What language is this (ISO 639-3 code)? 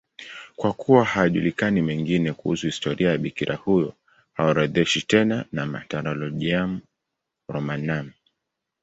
swa